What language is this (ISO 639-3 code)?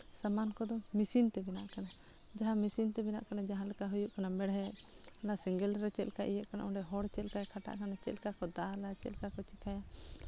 sat